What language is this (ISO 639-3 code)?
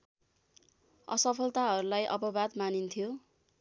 nep